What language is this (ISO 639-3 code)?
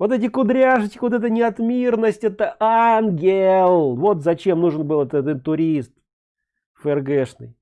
rus